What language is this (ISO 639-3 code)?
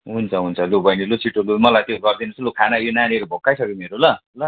nep